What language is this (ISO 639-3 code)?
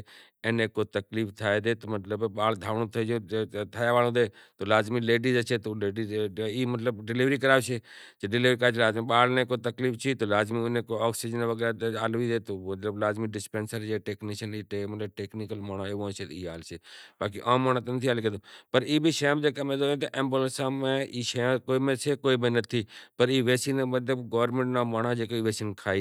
gjk